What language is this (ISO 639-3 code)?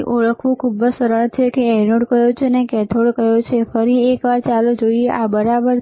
guj